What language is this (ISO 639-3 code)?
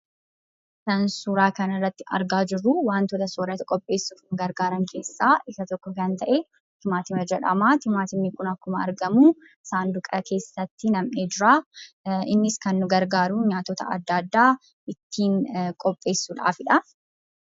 orm